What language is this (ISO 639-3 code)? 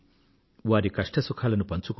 tel